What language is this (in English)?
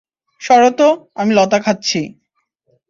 Bangla